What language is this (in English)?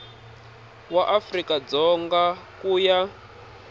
Tsonga